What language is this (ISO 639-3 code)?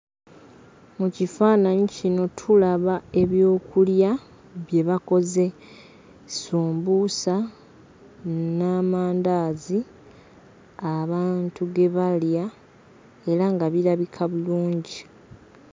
lug